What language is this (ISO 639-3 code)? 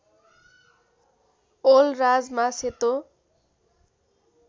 nep